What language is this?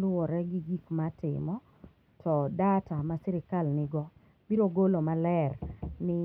Luo (Kenya and Tanzania)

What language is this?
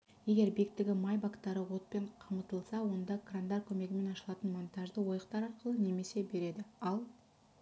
Kazakh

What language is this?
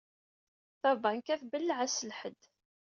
Kabyle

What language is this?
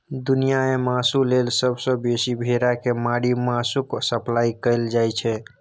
Maithili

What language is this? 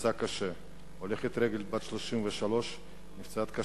Hebrew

